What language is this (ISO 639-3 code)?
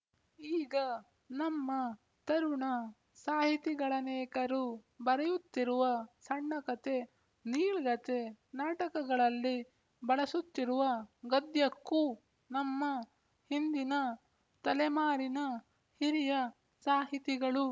kan